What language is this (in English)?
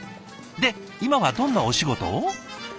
Japanese